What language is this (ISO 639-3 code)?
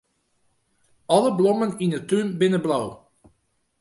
fry